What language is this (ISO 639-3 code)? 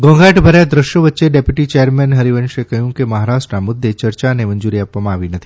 guj